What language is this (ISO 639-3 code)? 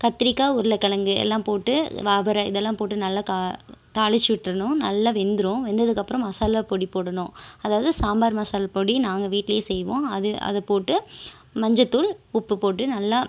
tam